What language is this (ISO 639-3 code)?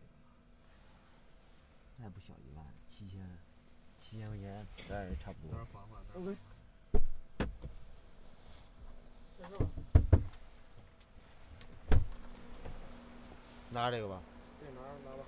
zho